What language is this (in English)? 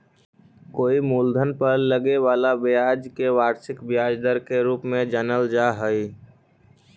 Magahi